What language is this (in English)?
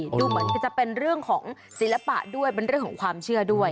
Thai